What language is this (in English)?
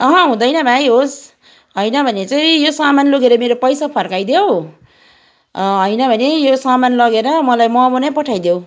Nepali